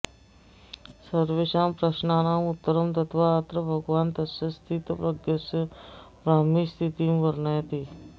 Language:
Sanskrit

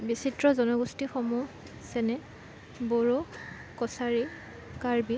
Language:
Assamese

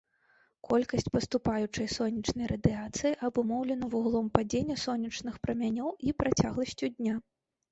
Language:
Belarusian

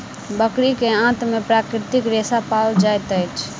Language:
Maithili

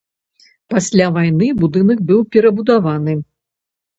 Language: Belarusian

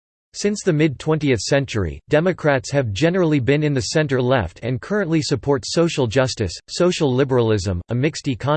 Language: English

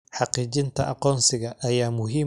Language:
Somali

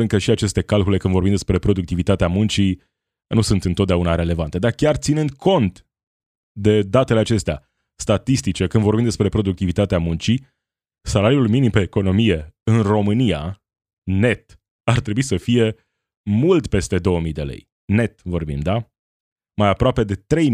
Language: Romanian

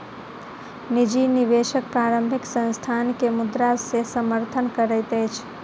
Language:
Maithili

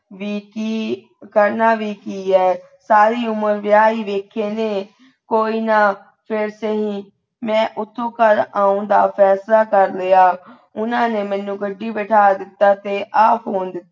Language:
Punjabi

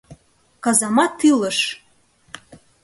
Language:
Mari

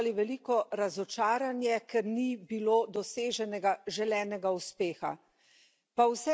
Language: Slovenian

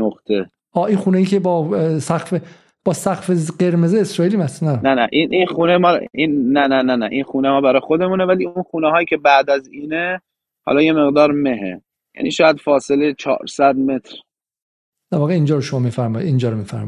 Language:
Persian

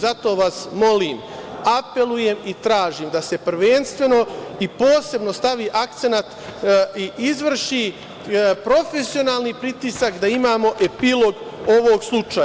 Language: Serbian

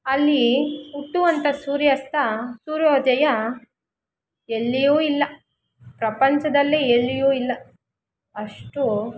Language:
Kannada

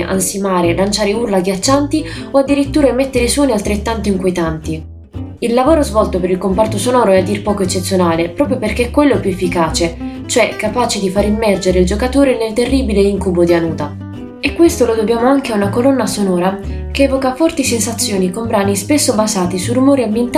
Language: Italian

